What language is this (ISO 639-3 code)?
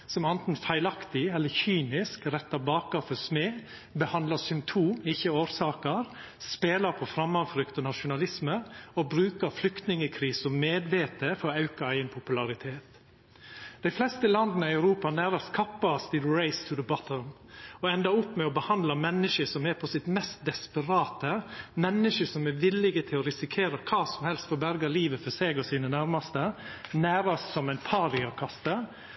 nno